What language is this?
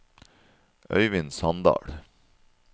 Norwegian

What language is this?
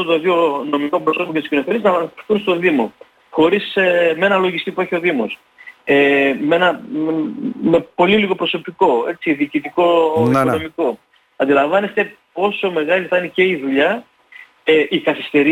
Greek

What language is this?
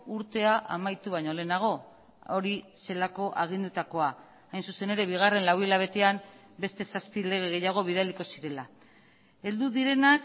Basque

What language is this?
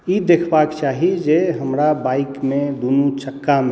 Maithili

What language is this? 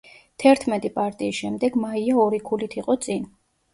Georgian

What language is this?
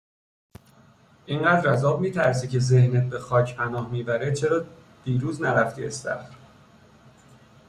Persian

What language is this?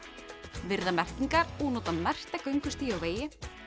Icelandic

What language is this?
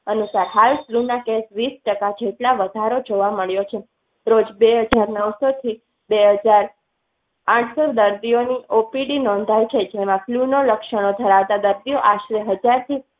Gujarati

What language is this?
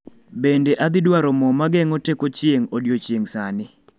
Luo (Kenya and Tanzania)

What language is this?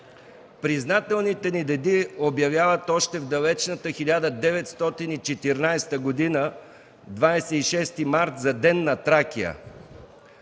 Bulgarian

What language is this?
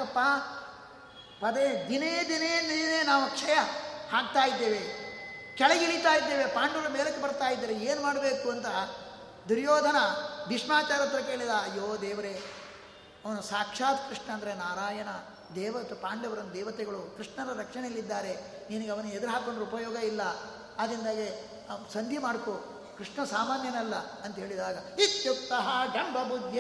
Kannada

